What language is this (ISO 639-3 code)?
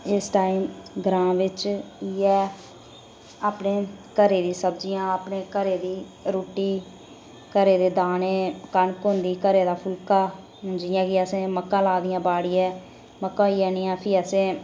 doi